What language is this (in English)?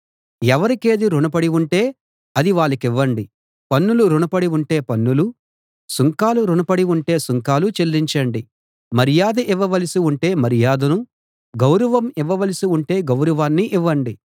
Telugu